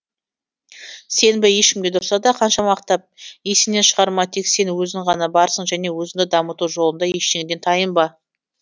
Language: Kazakh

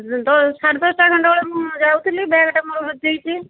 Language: Odia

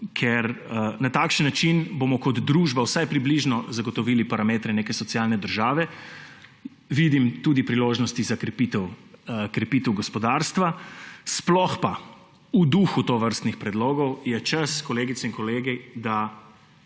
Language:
Slovenian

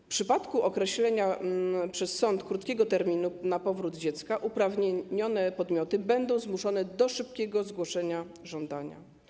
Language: Polish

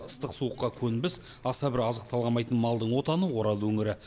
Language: Kazakh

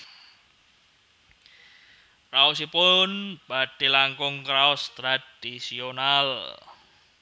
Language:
Javanese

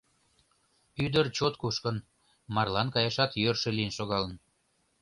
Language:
Mari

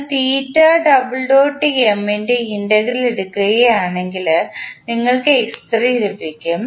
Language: Malayalam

